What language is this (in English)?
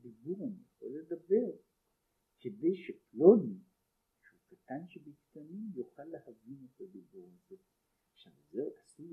Hebrew